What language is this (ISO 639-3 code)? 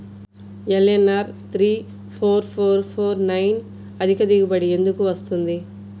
tel